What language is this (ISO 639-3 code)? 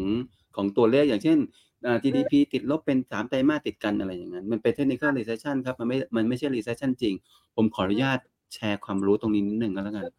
tha